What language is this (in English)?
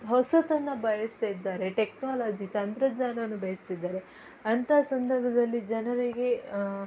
Kannada